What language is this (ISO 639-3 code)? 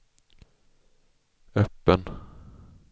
swe